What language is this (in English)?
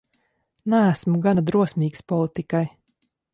Latvian